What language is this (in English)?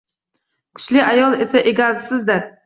Uzbek